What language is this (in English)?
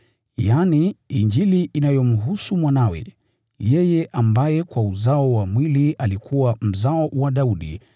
Swahili